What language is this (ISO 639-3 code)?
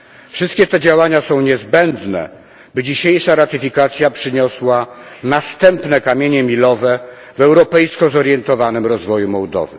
pol